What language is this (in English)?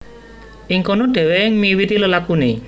Javanese